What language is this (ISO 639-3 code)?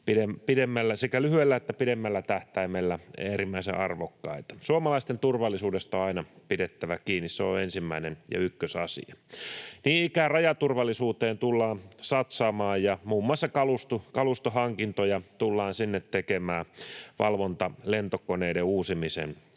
fin